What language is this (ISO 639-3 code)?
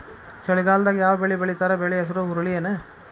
kan